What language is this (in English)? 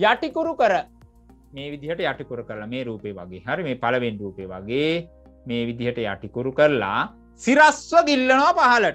Indonesian